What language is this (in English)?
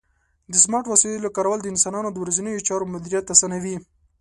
Pashto